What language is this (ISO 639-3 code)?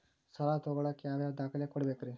kan